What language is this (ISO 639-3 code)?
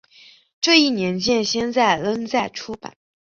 zho